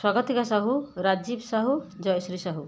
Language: Odia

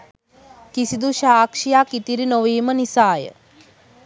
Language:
Sinhala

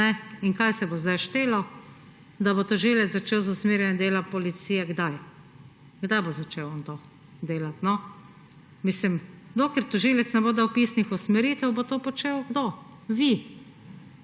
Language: Slovenian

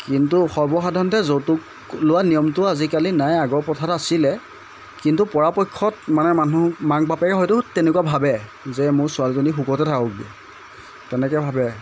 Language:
Assamese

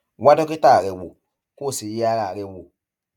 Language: Yoruba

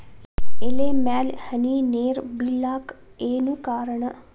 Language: Kannada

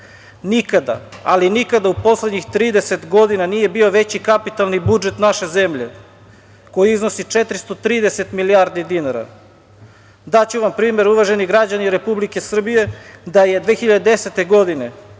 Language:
Serbian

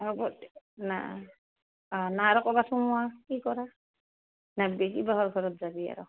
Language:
Assamese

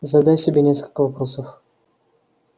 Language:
Russian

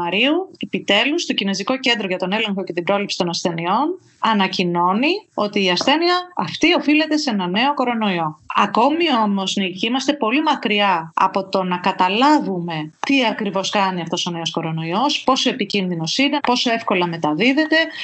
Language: Greek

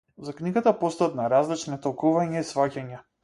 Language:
Macedonian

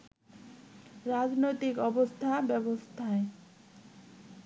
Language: Bangla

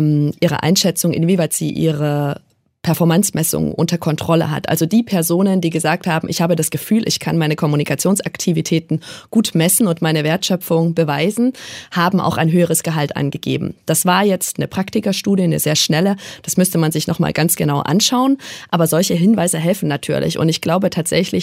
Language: German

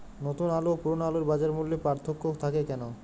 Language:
Bangla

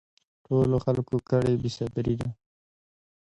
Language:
Pashto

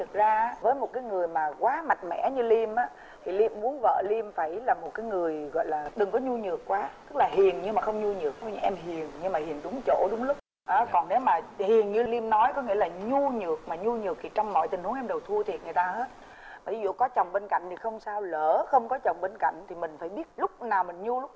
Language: Vietnamese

